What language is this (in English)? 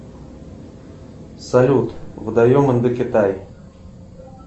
Russian